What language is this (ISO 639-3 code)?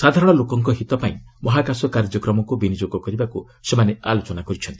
ori